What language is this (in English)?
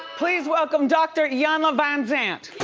English